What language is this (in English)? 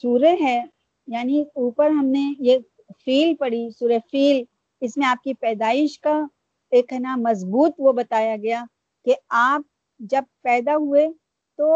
Urdu